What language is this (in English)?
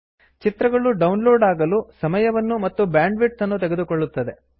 Kannada